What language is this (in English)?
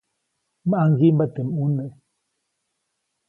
Copainalá Zoque